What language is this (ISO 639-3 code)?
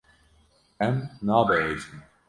kur